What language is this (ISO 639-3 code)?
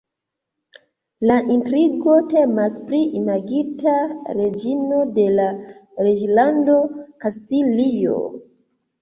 epo